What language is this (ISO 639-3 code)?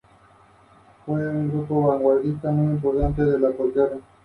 spa